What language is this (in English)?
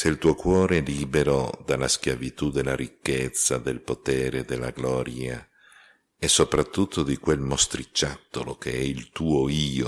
Italian